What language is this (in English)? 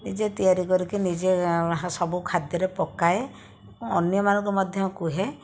Odia